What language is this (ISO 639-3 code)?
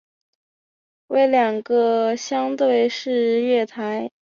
zho